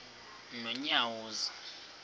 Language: Xhosa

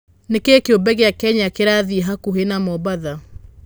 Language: Kikuyu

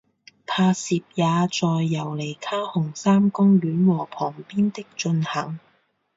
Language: Chinese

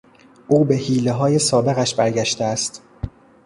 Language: Persian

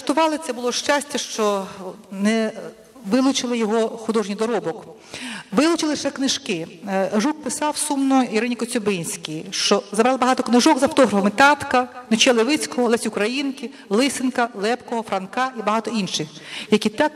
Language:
Ukrainian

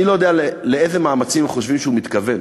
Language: Hebrew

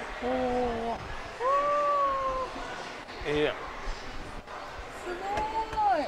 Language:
Japanese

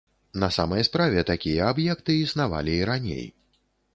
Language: Belarusian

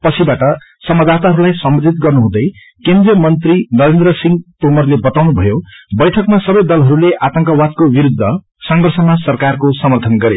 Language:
Nepali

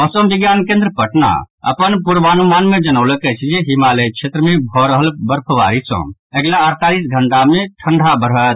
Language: Maithili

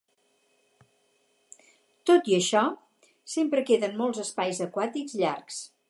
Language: Catalan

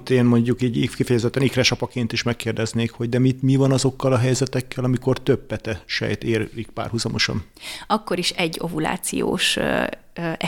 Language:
Hungarian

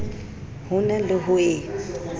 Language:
Southern Sotho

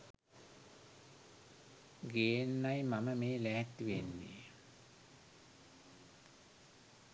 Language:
Sinhala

